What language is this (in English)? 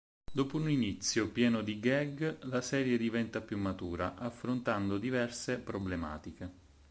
Italian